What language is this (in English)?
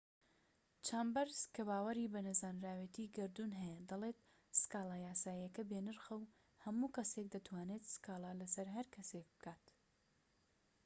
Central Kurdish